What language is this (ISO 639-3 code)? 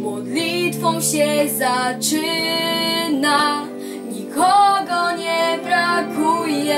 pol